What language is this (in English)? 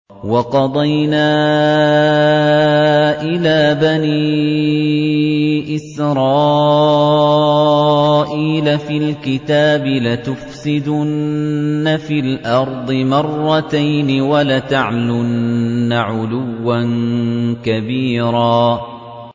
Arabic